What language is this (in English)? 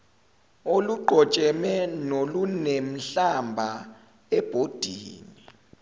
Zulu